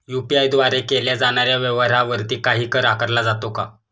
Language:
Marathi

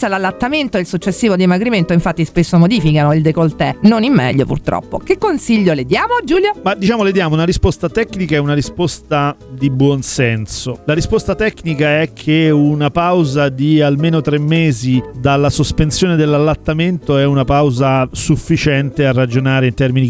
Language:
Italian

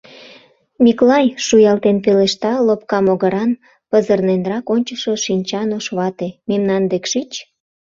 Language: Mari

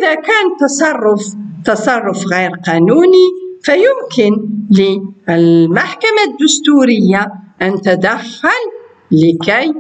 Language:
Arabic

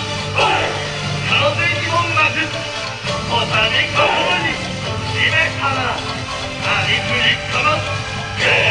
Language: Japanese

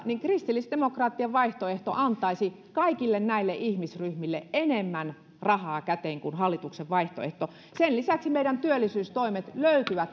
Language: Finnish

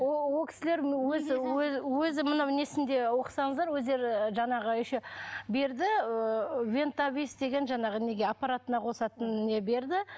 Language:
Kazakh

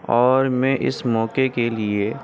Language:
Urdu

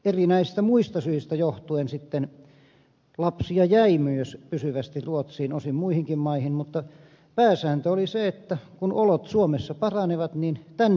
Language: Finnish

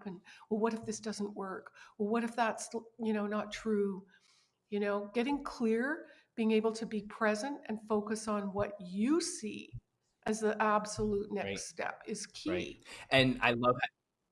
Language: English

